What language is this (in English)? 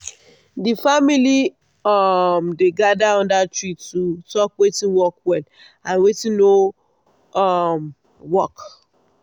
Nigerian Pidgin